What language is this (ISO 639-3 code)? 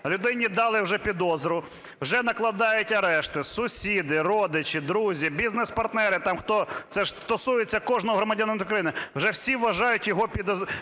ukr